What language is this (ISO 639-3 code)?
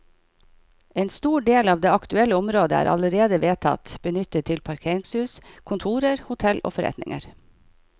nor